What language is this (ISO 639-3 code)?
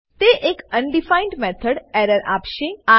guj